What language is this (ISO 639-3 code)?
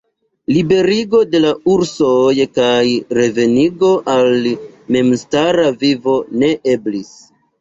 epo